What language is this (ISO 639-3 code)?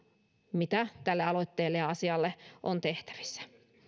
fin